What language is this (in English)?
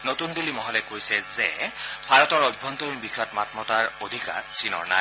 Assamese